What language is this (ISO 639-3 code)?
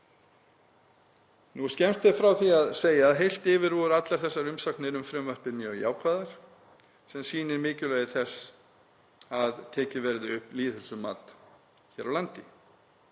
isl